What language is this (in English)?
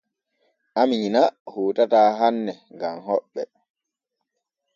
Borgu Fulfulde